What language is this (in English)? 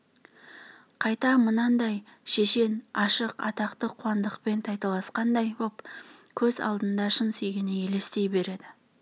Kazakh